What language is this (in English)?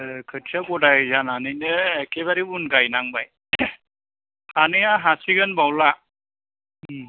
Bodo